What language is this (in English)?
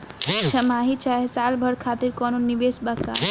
Bhojpuri